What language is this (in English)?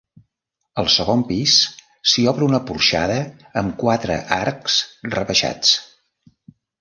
Catalan